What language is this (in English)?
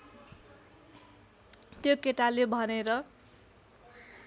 Nepali